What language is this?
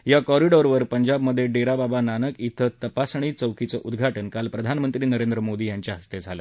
Marathi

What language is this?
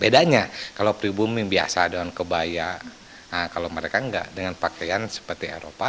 Indonesian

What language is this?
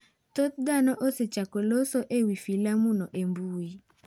Luo (Kenya and Tanzania)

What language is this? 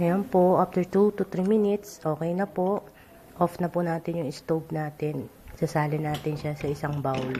Filipino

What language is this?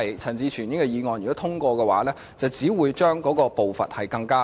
Cantonese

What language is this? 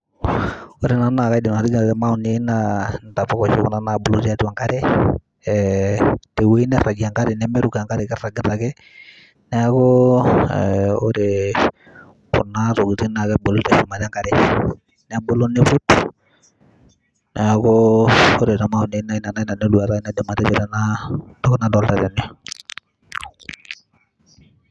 Masai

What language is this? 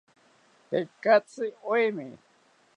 South Ucayali Ashéninka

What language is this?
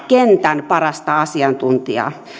Finnish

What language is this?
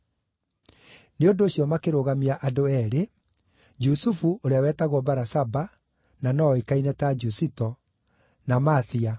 Kikuyu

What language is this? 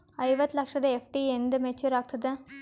Kannada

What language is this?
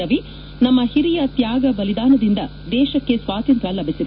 Kannada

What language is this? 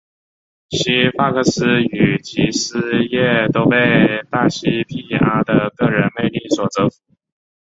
Chinese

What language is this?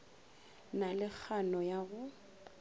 Northern Sotho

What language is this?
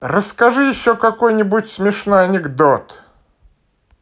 Russian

